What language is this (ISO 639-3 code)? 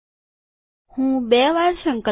guj